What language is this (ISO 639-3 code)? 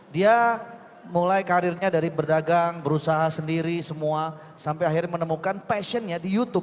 ind